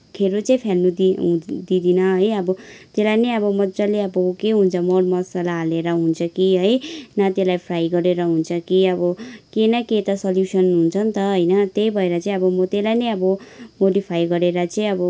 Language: Nepali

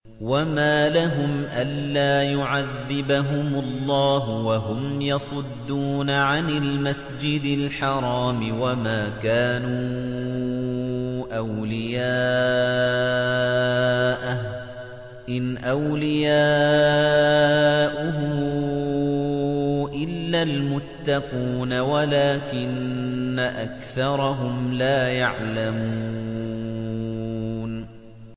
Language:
Arabic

